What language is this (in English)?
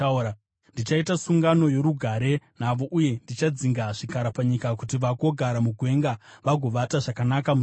Shona